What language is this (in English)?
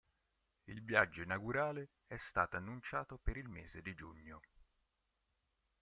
Italian